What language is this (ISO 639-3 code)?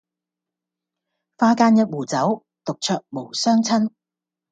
yue